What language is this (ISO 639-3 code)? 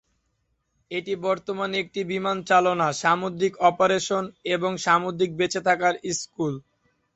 ben